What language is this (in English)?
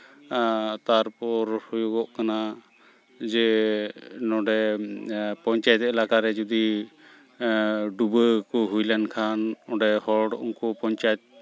Santali